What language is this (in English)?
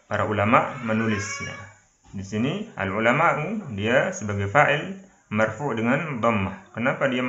Indonesian